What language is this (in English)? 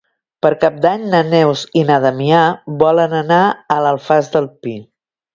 Catalan